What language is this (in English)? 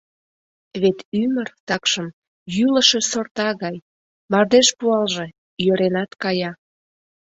Mari